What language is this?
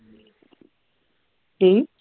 Punjabi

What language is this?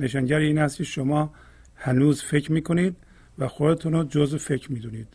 Persian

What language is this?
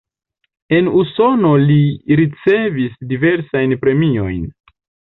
Esperanto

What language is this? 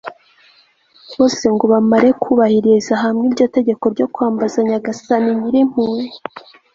Kinyarwanda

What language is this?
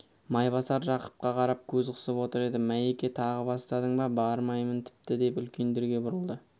Kazakh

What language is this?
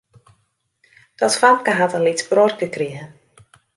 Western Frisian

